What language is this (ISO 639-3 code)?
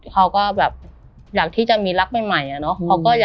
tha